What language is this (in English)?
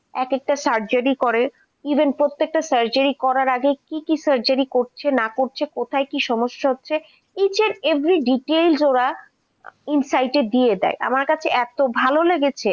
Bangla